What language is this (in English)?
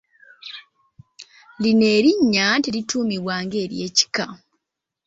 Ganda